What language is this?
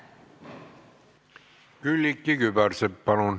Estonian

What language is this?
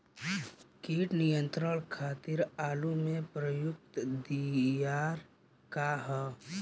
Bhojpuri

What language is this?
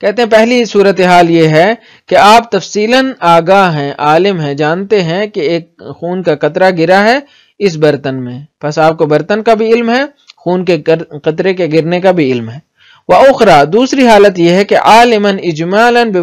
Arabic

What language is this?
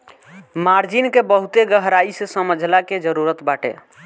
Bhojpuri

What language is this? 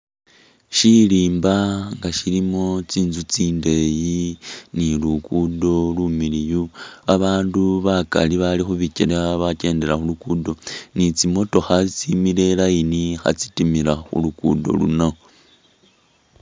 Masaaba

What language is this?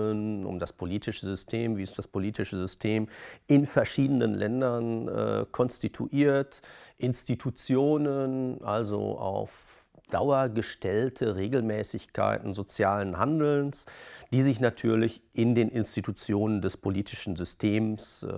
German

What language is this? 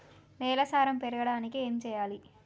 Telugu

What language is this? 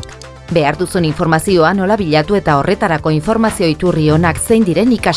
Basque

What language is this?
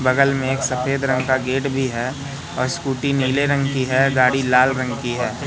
Hindi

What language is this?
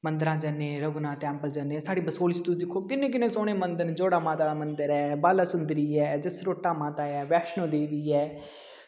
Dogri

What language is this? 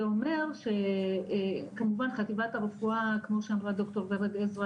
Hebrew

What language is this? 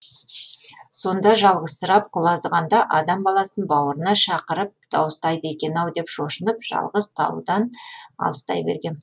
Kazakh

